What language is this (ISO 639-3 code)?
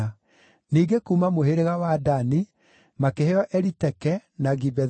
kik